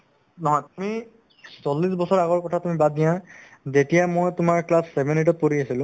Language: Assamese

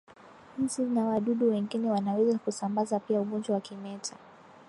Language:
Swahili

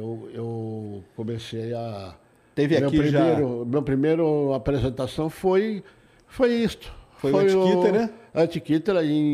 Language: Portuguese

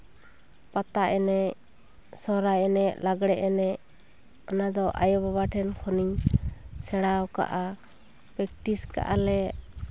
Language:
Santali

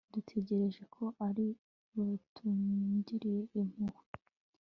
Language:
Kinyarwanda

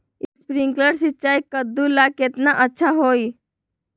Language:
Magahi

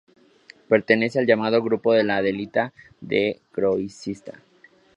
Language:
Spanish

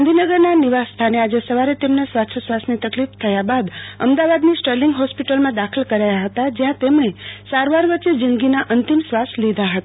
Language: Gujarati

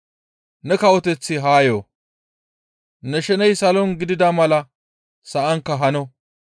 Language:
Gamo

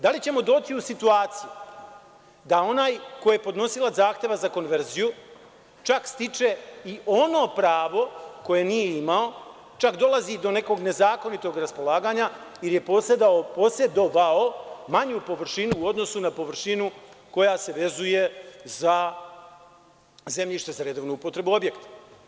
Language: Serbian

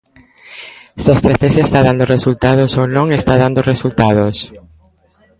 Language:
Galician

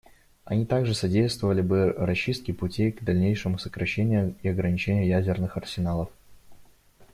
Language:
Russian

